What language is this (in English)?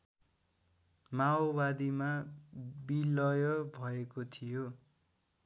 Nepali